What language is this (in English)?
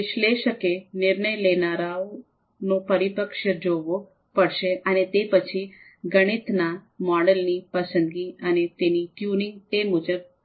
Gujarati